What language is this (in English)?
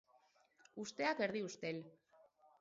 Basque